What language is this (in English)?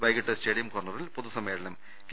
Malayalam